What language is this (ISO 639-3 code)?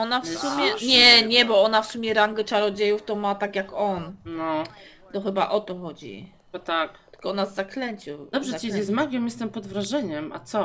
pol